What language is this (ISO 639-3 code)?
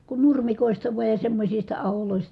fin